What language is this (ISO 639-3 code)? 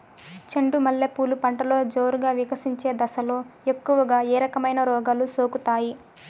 tel